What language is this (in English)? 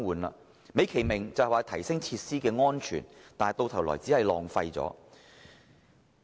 Cantonese